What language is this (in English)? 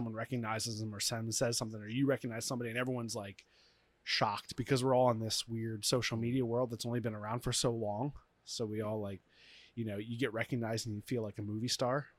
English